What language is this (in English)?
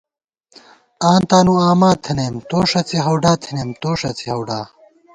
Gawar-Bati